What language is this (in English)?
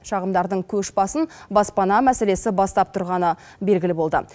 Kazakh